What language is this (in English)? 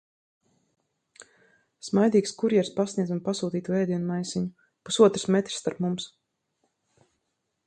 Latvian